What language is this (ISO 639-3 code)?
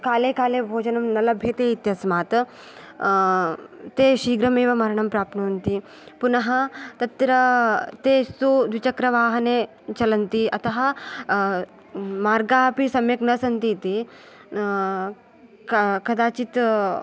san